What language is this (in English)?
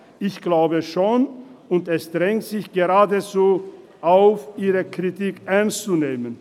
Swiss German